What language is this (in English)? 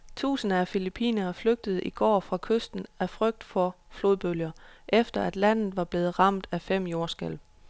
Danish